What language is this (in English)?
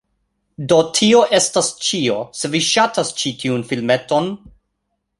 Esperanto